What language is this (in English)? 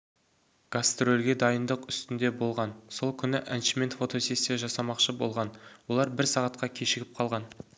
Kazakh